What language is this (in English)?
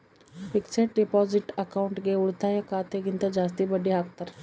Kannada